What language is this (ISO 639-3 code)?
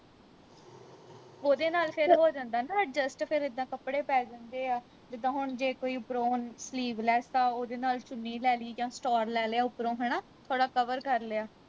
pan